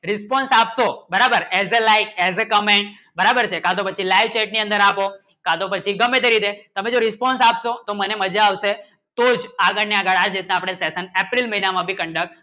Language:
Gujarati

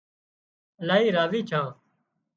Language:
Wadiyara Koli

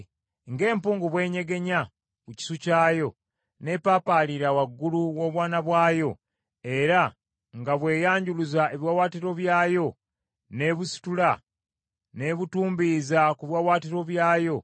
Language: Ganda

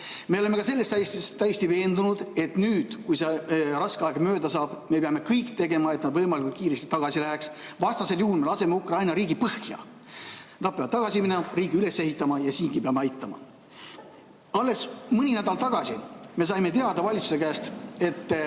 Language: Estonian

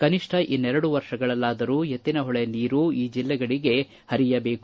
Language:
Kannada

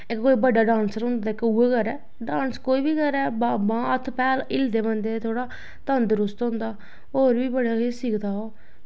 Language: Dogri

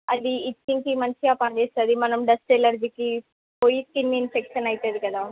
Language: Telugu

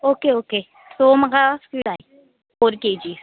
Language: Konkani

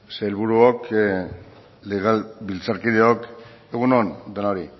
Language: Basque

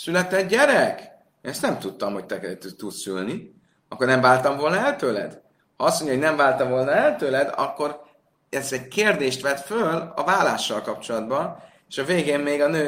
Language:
Hungarian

